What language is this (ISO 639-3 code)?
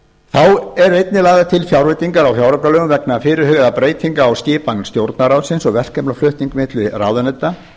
isl